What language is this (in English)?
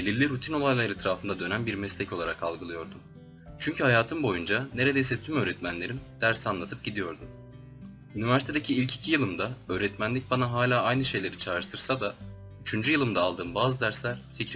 Turkish